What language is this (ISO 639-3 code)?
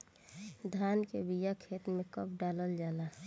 bho